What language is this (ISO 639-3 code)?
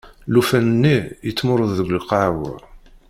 kab